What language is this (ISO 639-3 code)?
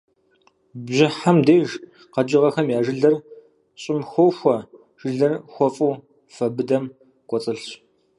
kbd